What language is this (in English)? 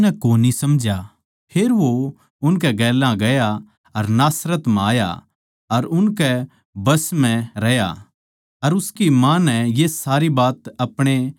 Haryanvi